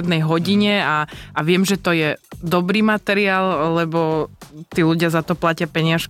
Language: Slovak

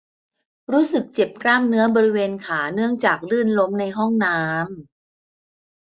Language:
Thai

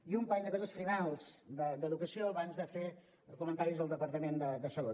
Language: Catalan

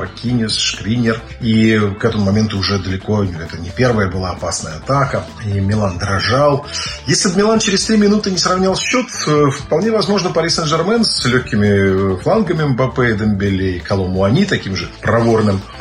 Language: Russian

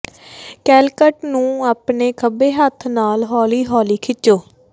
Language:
Punjabi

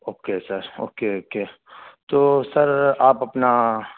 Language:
Urdu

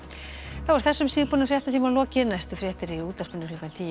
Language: Icelandic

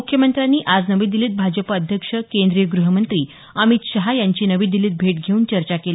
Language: Marathi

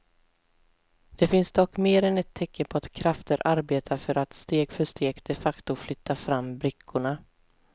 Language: Swedish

